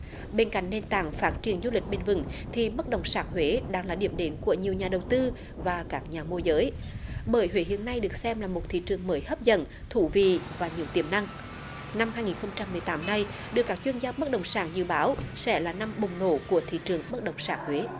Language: Vietnamese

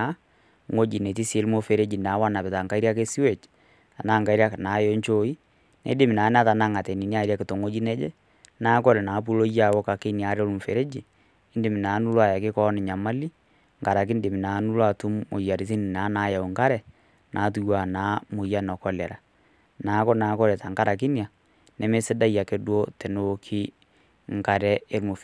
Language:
Masai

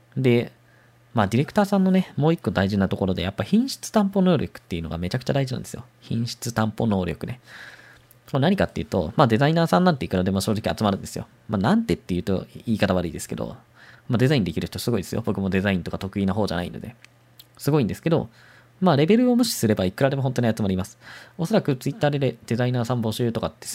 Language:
Japanese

